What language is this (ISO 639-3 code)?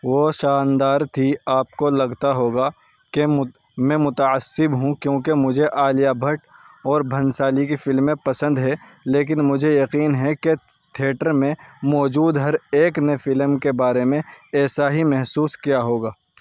urd